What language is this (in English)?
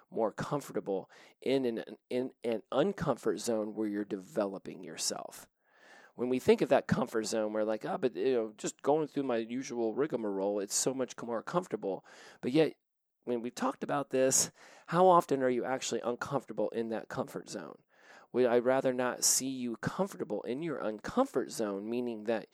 English